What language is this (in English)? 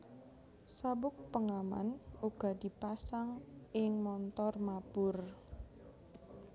Javanese